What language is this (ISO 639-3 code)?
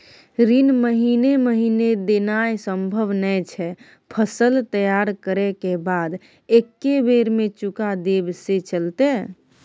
mai